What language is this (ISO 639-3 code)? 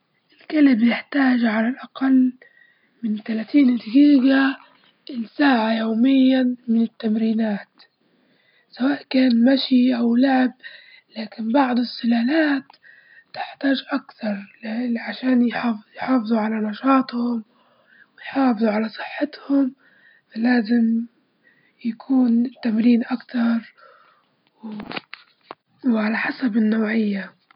ayl